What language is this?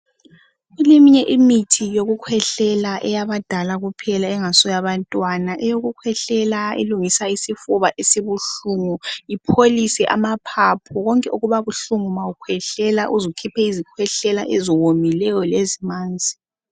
North Ndebele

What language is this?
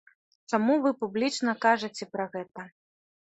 Belarusian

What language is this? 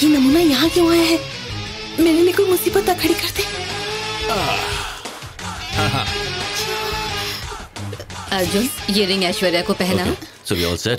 Hindi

